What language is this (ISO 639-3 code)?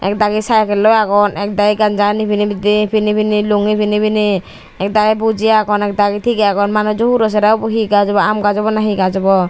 ccp